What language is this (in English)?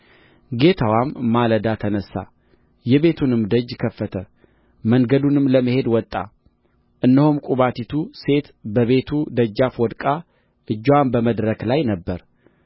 Amharic